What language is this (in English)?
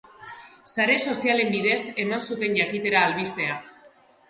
Basque